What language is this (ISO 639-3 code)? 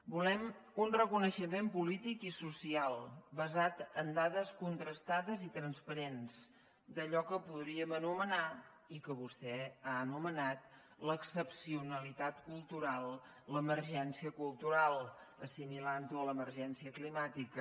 cat